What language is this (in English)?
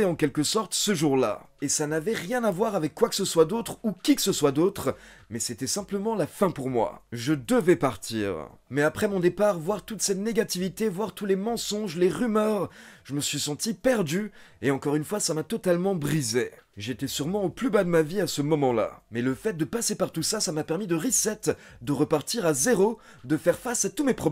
French